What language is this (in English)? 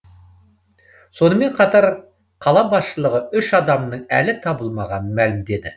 Kazakh